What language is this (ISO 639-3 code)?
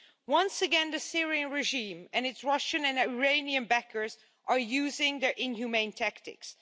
eng